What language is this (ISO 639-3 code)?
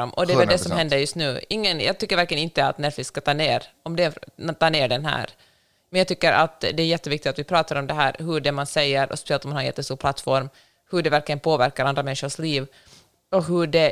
swe